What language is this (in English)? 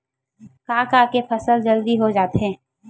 Chhattisgarhi